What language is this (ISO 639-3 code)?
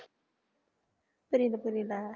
tam